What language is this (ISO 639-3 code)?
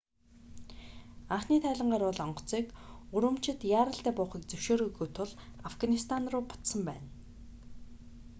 mon